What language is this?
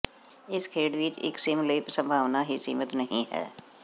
Punjabi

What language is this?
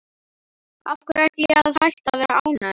Icelandic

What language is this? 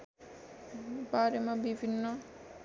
Nepali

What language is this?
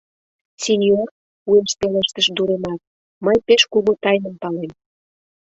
Mari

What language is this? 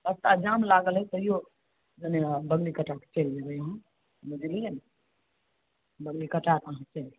Maithili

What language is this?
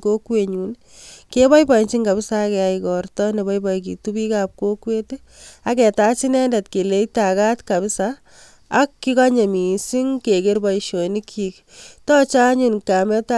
Kalenjin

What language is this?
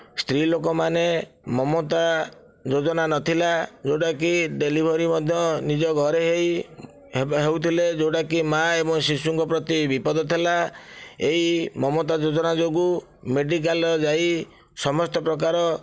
Odia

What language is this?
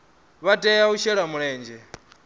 Venda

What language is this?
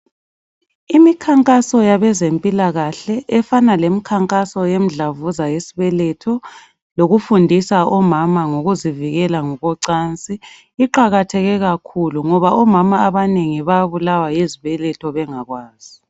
North Ndebele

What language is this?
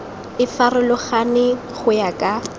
Tswana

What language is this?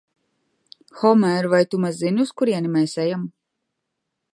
Latvian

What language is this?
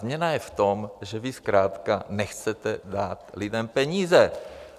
Czech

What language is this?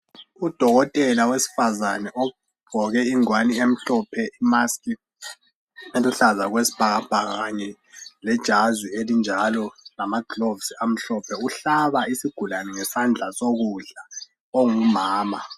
North Ndebele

